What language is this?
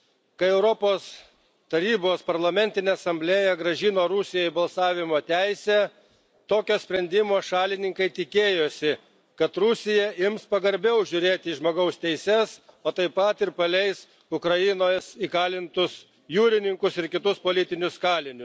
Lithuanian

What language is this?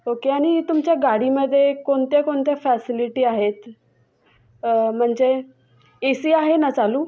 Marathi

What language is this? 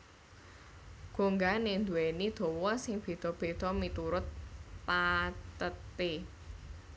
Javanese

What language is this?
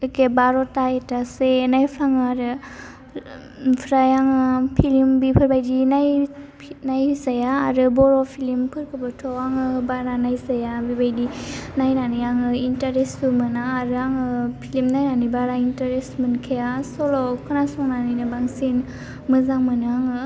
Bodo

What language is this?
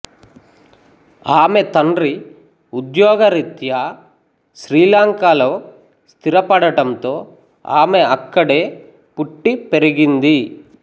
Telugu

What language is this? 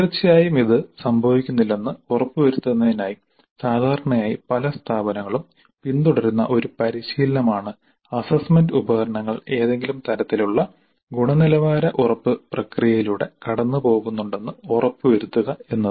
Malayalam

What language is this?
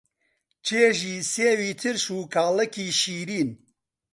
Central Kurdish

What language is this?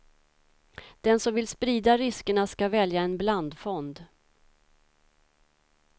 Swedish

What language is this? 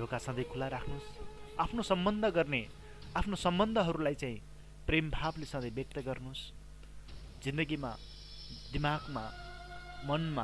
Nepali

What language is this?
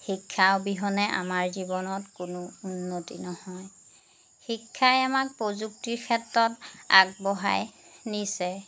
Assamese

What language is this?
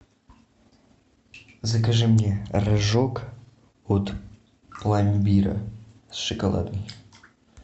Russian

